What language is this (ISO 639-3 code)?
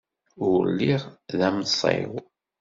kab